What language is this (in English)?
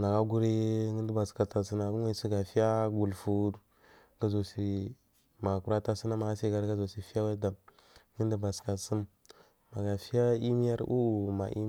Marghi South